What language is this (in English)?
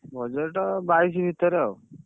Odia